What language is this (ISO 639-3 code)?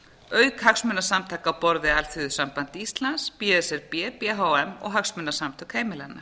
isl